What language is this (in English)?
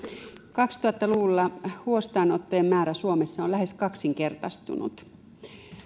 Finnish